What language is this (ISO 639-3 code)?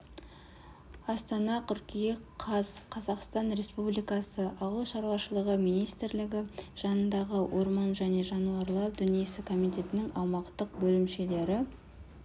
kaz